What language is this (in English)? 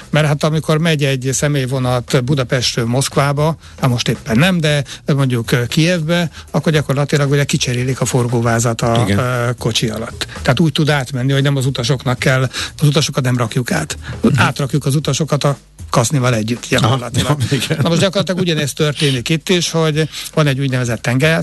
Hungarian